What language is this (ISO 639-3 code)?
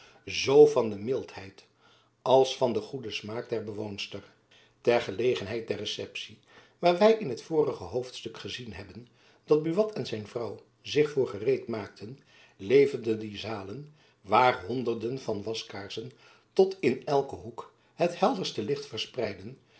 nld